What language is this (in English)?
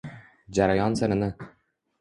Uzbek